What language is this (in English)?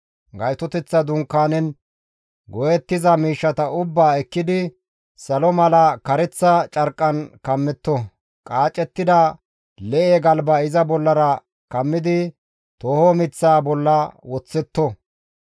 Gamo